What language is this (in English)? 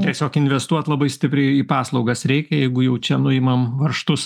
Lithuanian